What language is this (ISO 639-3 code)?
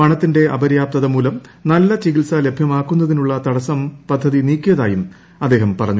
mal